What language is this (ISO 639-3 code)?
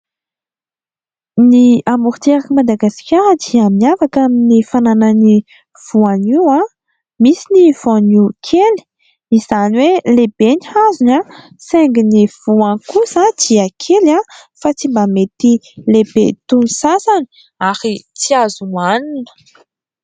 mlg